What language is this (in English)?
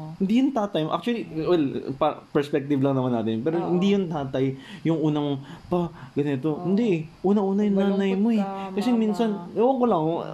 Filipino